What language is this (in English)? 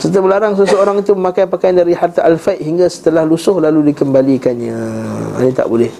Malay